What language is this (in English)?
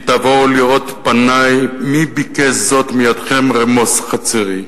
Hebrew